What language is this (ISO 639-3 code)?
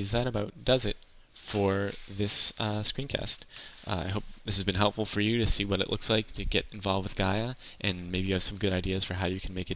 eng